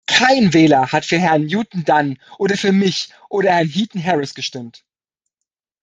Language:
German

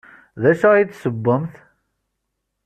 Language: Kabyle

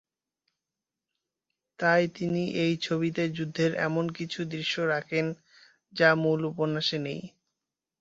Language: Bangla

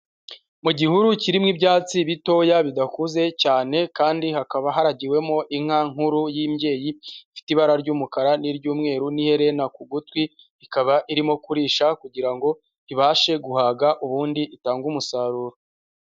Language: Kinyarwanda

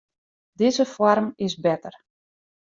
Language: Western Frisian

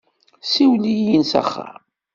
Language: Kabyle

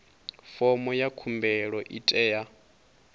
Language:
Venda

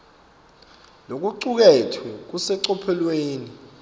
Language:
Swati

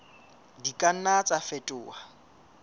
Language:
Southern Sotho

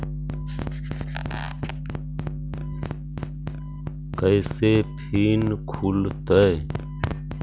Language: Magahi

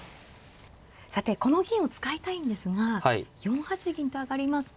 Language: Japanese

